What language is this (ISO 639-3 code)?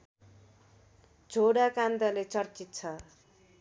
nep